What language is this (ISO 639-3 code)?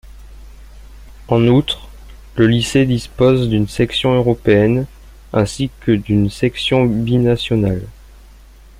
fra